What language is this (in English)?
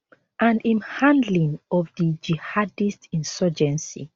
Nigerian Pidgin